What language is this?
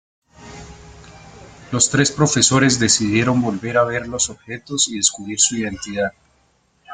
Spanish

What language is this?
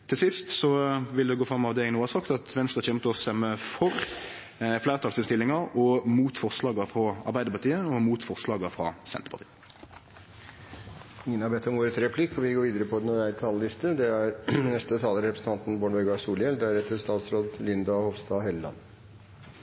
Norwegian Nynorsk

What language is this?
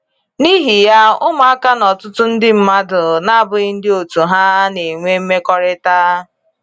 Igbo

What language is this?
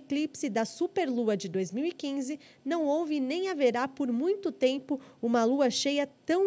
Portuguese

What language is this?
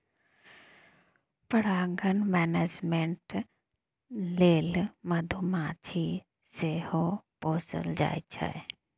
Maithili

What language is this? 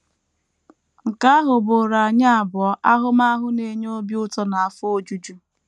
Igbo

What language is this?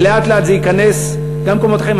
Hebrew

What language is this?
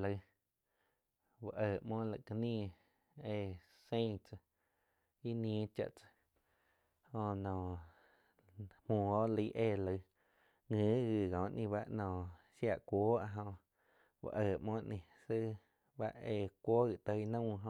Quiotepec Chinantec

